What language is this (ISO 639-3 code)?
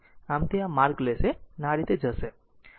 guj